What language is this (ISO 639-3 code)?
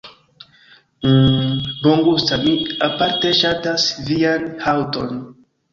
epo